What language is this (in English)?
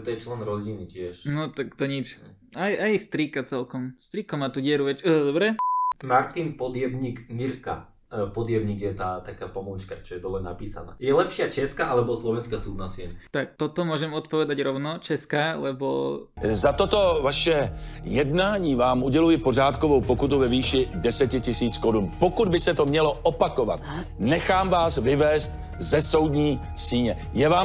Slovak